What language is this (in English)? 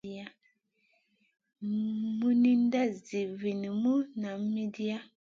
Masana